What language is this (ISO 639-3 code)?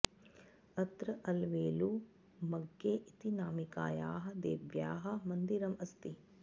san